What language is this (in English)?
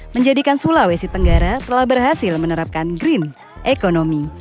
Indonesian